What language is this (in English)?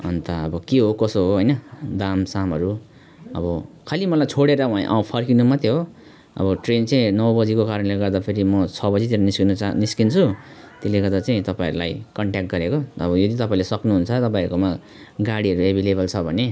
Nepali